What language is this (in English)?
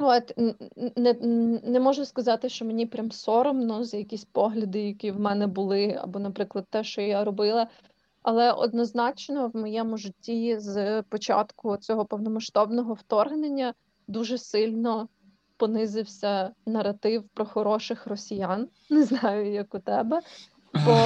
Ukrainian